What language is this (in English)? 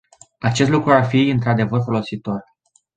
Romanian